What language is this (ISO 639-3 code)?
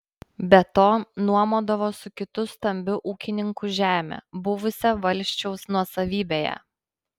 lit